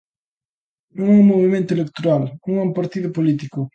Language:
Galician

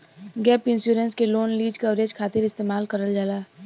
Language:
Bhojpuri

